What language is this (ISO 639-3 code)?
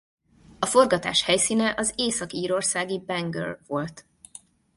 hun